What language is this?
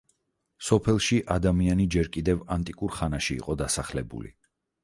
Georgian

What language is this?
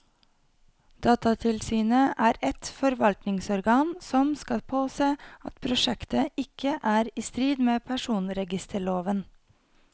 Norwegian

